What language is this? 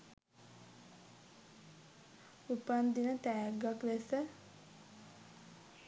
Sinhala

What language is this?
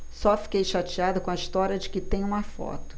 Portuguese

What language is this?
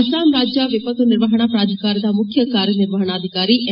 Kannada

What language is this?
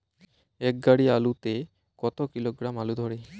Bangla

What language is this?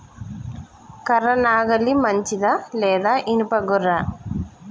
Telugu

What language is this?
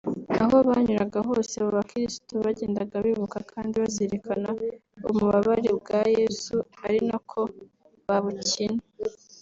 Kinyarwanda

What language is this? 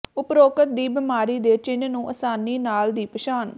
Punjabi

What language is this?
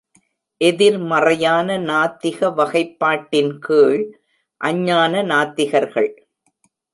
Tamil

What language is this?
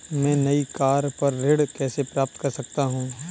Hindi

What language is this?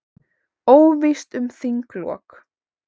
Icelandic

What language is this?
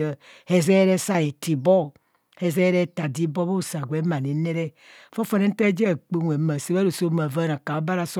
Kohumono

